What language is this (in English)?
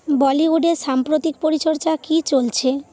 Bangla